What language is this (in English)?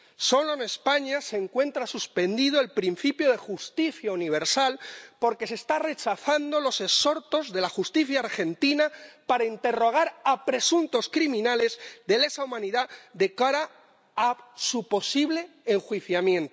Spanish